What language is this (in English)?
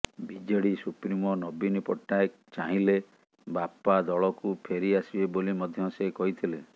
Odia